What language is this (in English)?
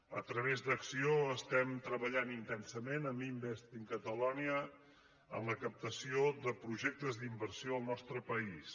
Catalan